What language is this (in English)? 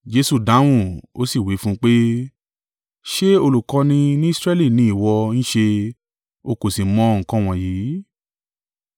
Yoruba